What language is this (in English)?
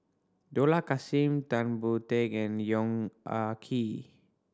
English